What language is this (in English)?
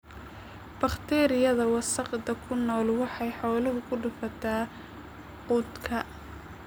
Somali